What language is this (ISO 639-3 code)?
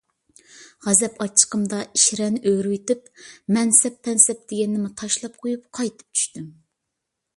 uig